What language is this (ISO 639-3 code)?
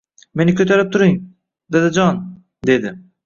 uzb